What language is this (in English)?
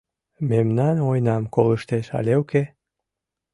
Mari